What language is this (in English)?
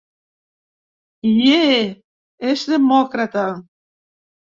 Catalan